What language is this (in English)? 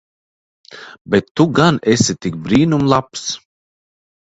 Latvian